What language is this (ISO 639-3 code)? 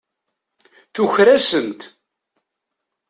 kab